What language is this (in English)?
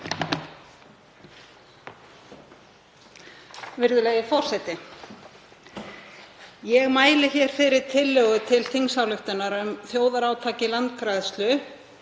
Icelandic